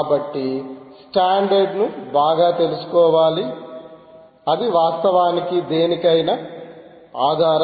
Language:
Telugu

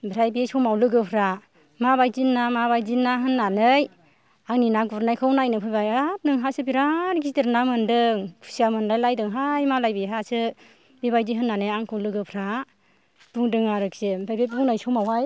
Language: Bodo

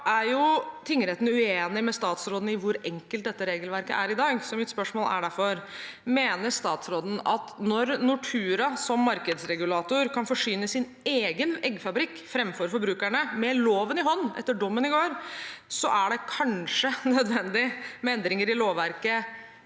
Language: Norwegian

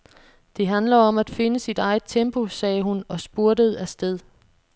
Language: Danish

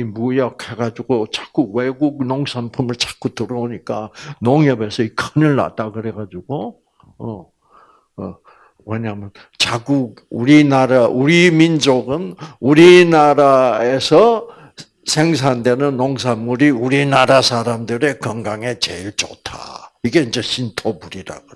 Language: Korean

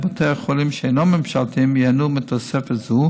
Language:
Hebrew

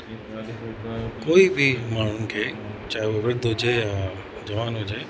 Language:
Sindhi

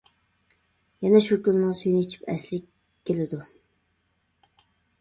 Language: Uyghur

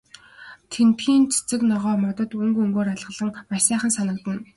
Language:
Mongolian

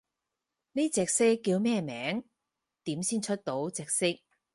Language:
Cantonese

